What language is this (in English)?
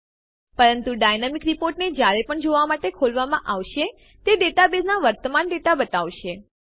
Gujarati